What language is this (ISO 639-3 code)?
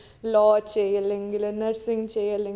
mal